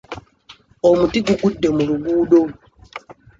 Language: Ganda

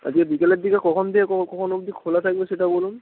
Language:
Bangla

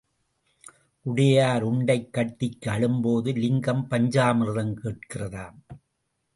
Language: Tamil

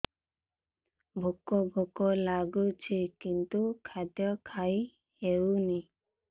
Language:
Odia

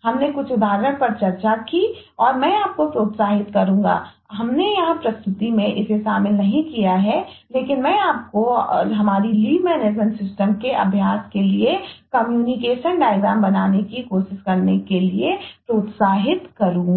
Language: Hindi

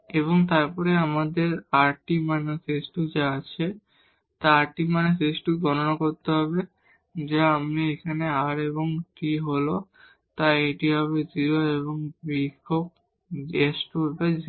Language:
Bangla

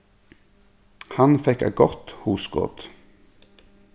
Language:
Faroese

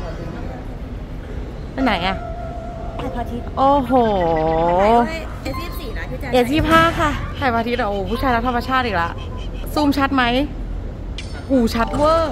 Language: Thai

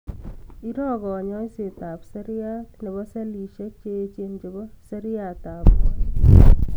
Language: Kalenjin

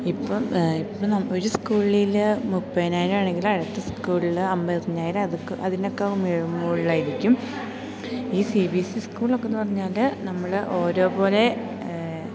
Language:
Malayalam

